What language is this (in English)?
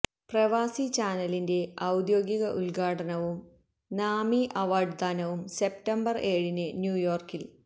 Malayalam